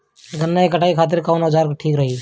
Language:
Bhojpuri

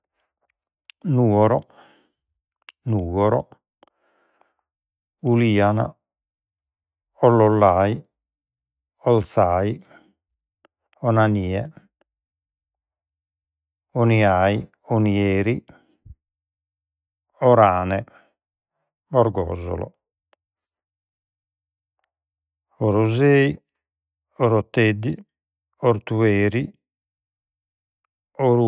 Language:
Sardinian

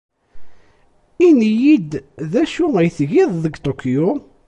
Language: Kabyle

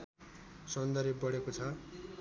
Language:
Nepali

